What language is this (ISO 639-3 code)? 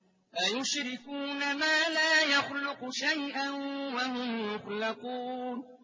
ara